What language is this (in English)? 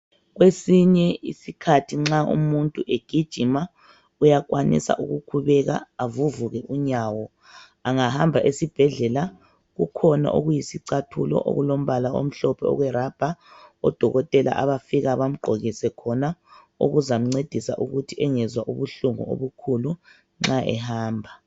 North Ndebele